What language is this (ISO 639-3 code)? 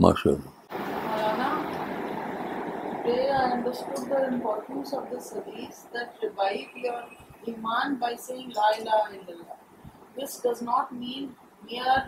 urd